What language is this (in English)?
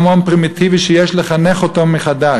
Hebrew